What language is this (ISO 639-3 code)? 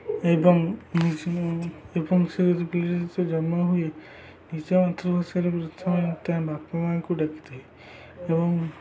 ori